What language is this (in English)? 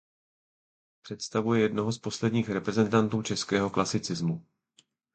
Czech